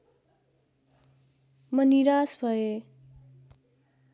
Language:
Nepali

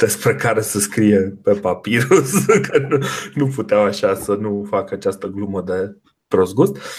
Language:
Romanian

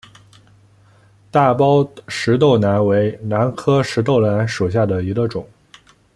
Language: Chinese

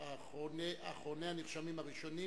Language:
Hebrew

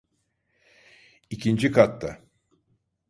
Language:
Turkish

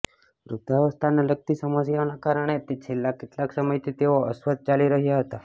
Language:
Gujarati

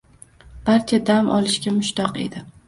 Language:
Uzbek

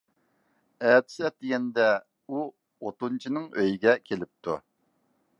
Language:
Uyghur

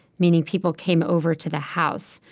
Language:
English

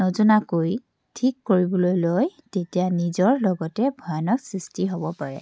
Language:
Assamese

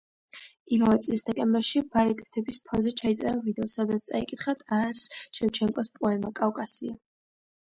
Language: Georgian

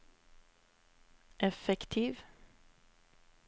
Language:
Norwegian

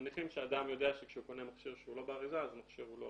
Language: Hebrew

